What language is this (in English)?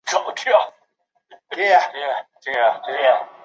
Chinese